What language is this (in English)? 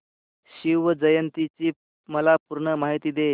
Marathi